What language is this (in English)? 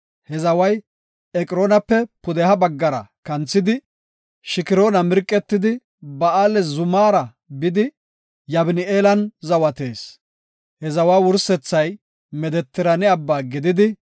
Gofa